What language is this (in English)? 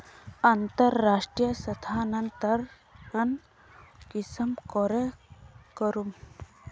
Magahi